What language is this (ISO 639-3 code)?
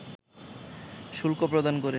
ben